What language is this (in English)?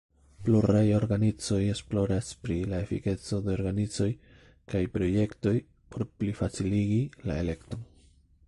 Esperanto